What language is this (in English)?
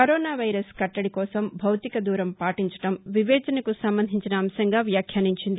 Telugu